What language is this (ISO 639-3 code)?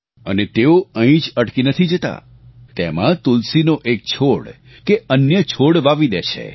guj